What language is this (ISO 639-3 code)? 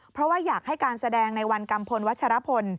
tha